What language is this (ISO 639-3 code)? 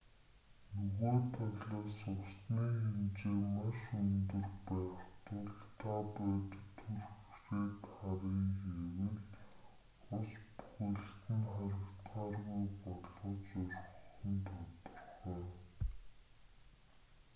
mon